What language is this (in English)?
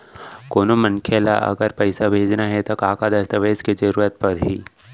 Chhattisgarhi